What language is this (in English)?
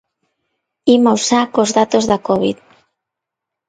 Galician